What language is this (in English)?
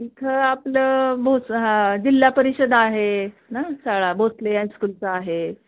Marathi